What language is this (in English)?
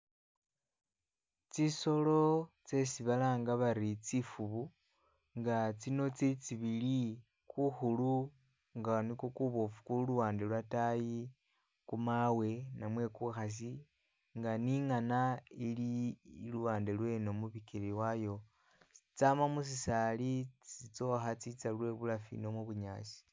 Masaaba